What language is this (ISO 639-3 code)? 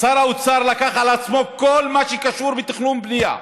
heb